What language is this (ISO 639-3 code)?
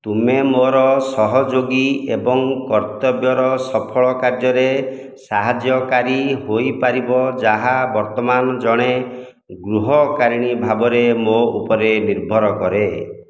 ori